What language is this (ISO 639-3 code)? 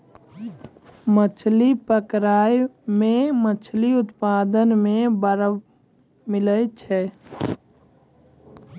mai